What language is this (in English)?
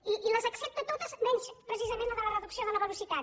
Catalan